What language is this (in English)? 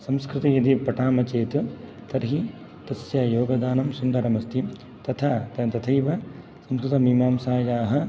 Sanskrit